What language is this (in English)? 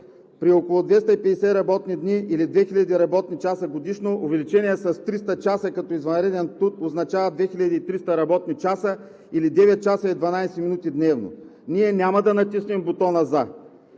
Bulgarian